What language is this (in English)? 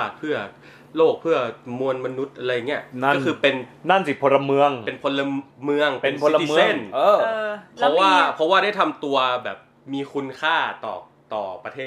Thai